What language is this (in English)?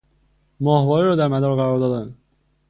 Persian